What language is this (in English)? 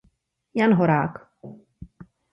Czech